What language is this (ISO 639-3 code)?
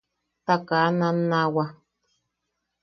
yaq